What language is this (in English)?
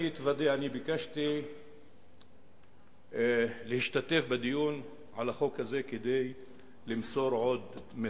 Hebrew